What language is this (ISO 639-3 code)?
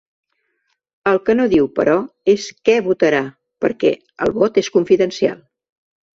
cat